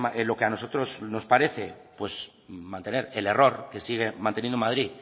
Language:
Spanish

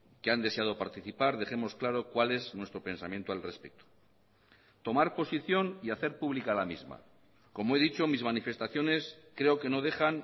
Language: Spanish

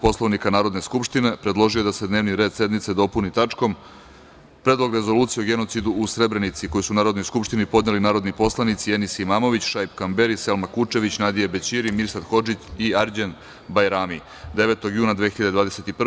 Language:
Serbian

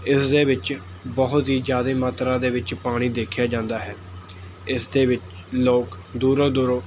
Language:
Punjabi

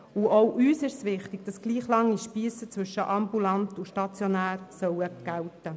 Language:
Swiss German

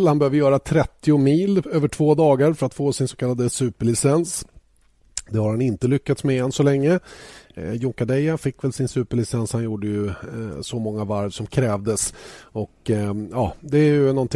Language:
Swedish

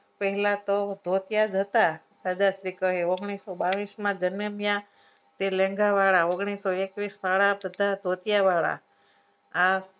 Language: Gujarati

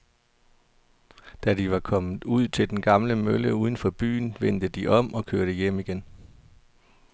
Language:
Danish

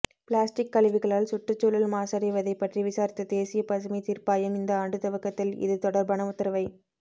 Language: Tamil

